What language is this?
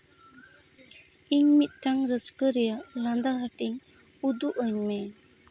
Santali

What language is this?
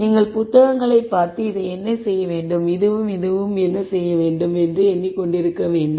Tamil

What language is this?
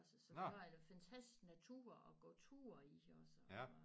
Danish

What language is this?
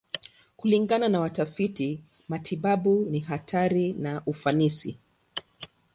Swahili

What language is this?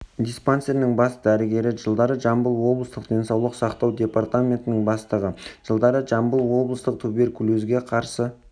Kazakh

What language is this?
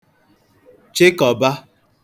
Igbo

